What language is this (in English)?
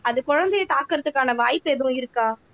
Tamil